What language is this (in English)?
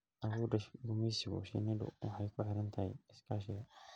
Somali